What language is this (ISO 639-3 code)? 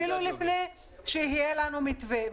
heb